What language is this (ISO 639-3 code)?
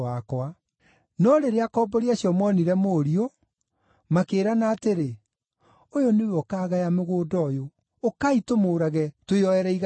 kik